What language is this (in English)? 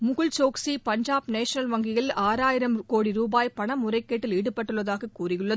Tamil